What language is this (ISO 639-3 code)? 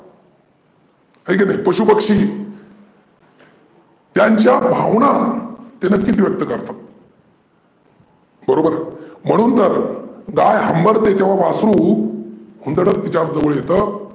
mar